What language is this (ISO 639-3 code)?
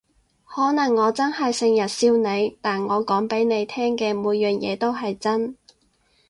yue